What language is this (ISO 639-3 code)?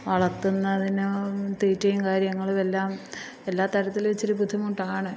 mal